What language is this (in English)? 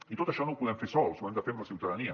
Catalan